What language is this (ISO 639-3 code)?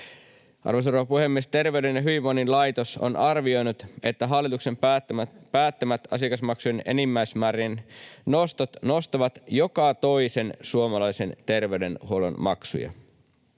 fin